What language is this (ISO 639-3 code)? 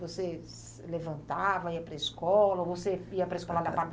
por